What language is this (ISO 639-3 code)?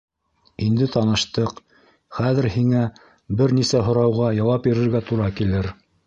bak